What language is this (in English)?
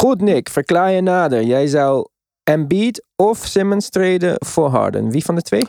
Dutch